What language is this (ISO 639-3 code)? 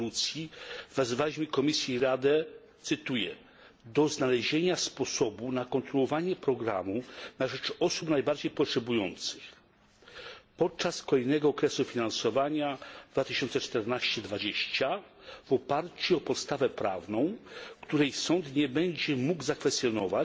pol